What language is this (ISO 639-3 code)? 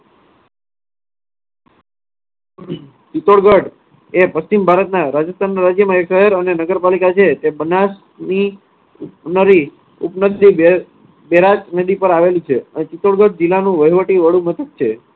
guj